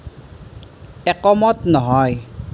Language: Assamese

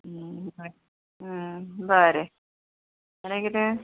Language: Konkani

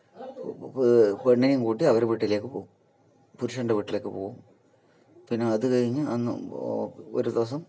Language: Malayalam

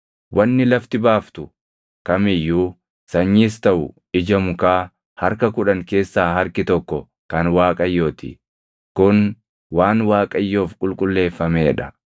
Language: Oromo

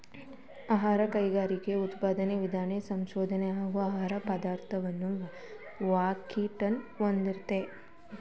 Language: Kannada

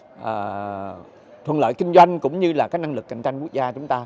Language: Vietnamese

